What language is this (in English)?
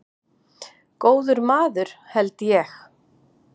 Icelandic